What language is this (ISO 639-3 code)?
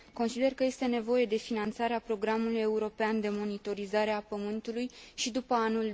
ron